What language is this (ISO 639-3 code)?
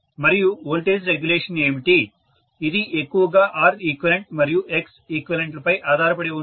tel